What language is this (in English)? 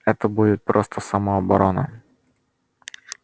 Russian